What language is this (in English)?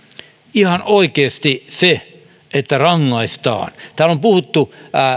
Finnish